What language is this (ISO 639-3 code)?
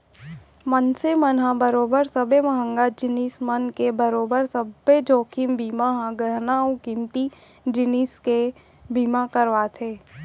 hne